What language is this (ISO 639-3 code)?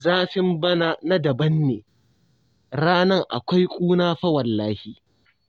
hau